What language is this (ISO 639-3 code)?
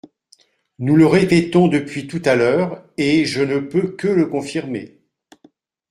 fra